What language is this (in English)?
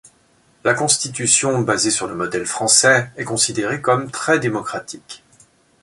French